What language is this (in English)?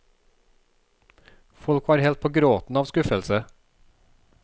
Norwegian